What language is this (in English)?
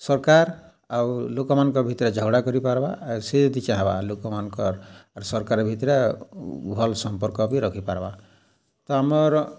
Odia